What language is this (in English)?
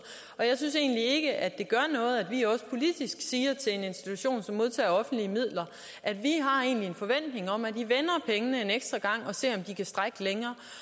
Danish